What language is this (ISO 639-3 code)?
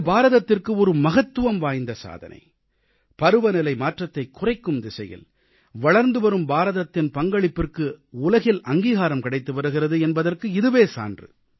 tam